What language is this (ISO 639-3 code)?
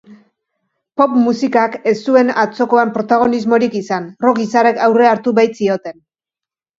eus